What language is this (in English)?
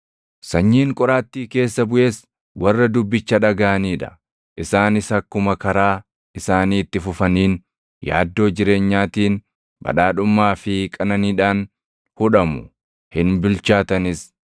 Oromo